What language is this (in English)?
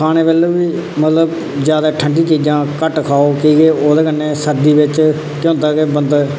Dogri